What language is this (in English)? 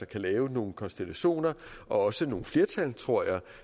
Danish